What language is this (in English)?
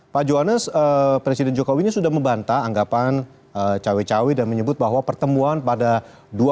Indonesian